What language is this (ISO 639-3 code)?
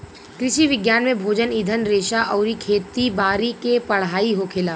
bho